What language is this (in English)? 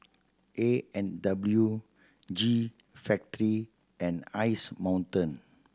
English